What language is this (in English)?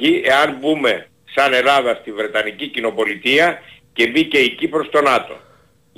Greek